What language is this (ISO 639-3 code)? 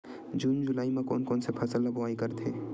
hne